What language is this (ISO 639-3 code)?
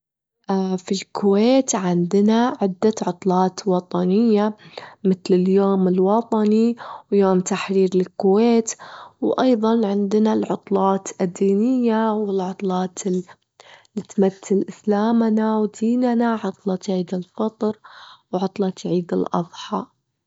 afb